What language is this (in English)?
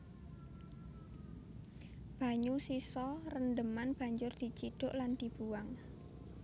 Javanese